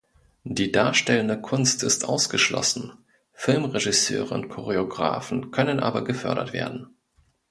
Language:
German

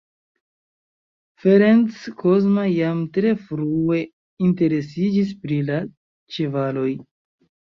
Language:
Esperanto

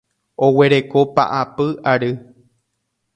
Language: Guarani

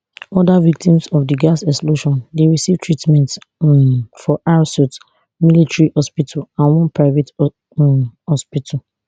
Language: Nigerian Pidgin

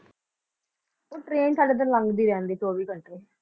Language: Punjabi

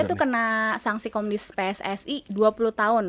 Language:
Indonesian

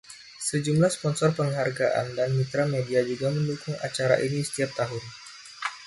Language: Indonesian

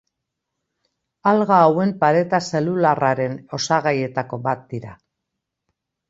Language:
Basque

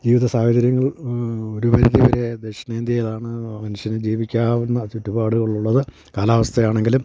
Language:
Malayalam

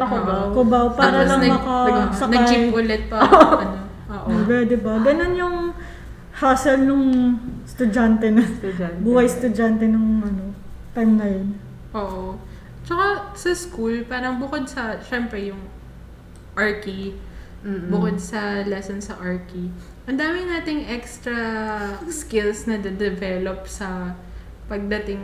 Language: Filipino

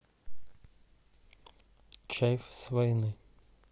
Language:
Russian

